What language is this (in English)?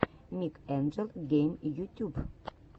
Russian